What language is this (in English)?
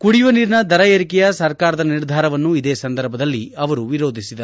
Kannada